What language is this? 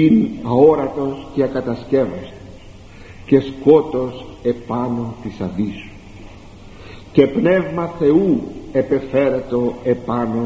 Greek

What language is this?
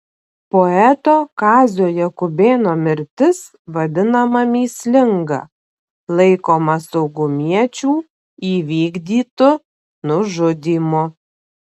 Lithuanian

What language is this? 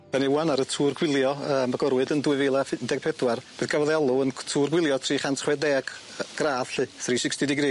Welsh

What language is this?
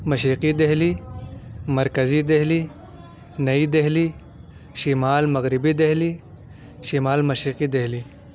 Urdu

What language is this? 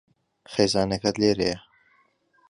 Central Kurdish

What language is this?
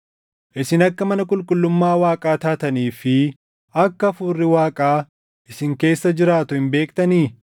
Oromo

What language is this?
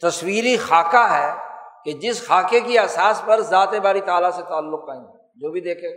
Urdu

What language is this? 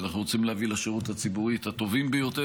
Hebrew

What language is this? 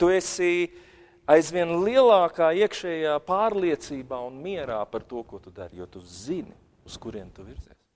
Latvian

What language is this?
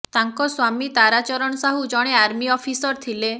Odia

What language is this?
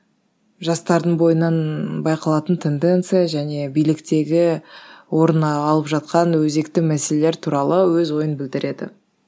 Kazakh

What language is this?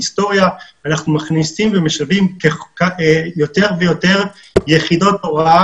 Hebrew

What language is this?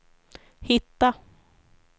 Swedish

